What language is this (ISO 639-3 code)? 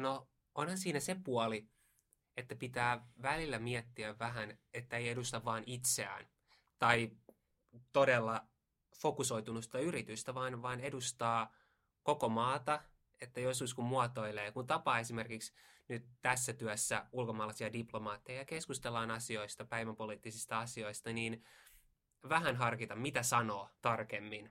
fin